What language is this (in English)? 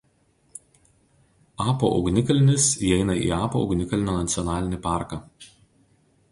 Lithuanian